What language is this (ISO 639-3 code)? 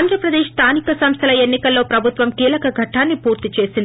tel